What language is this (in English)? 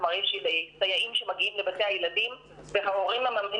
Hebrew